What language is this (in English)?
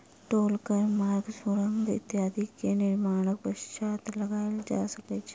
Maithili